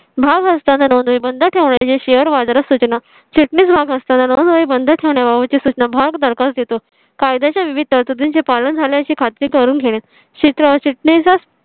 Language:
Marathi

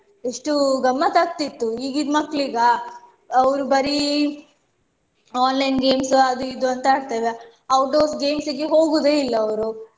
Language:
Kannada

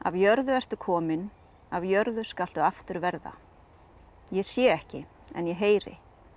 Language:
Icelandic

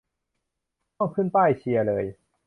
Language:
Thai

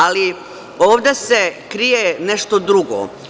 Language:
Serbian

